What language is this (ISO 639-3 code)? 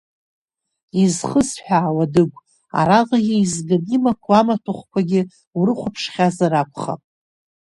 abk